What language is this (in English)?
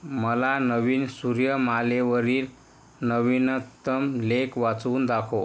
Marathi